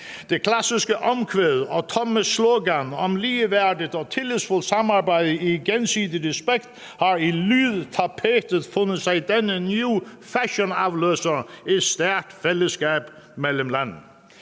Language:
Danish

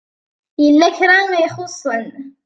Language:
Kabyle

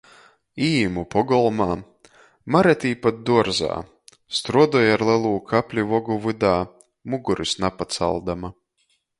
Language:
Latgalian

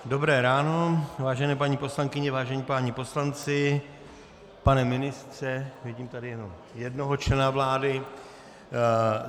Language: Czech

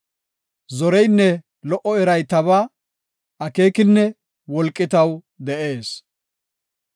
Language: Gofa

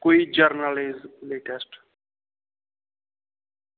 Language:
Dogri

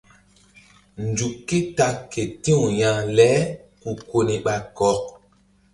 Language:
Mbum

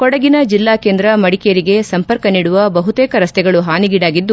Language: Kannada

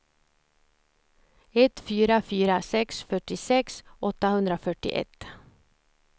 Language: Swedish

